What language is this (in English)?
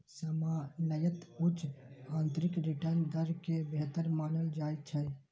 Maithili